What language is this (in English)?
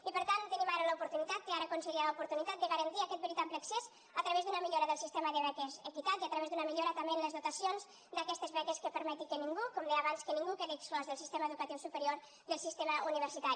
Catalan